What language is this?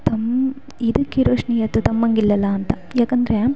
Kannada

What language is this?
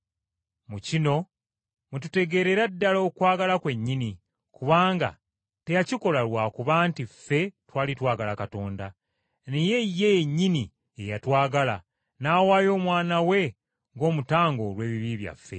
Ganda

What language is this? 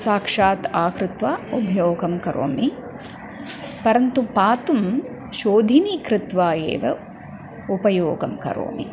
Sanskrit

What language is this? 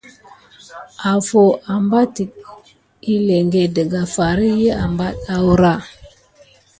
Gidar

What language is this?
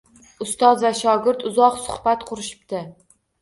Uzbek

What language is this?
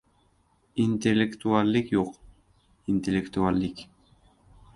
Uzbek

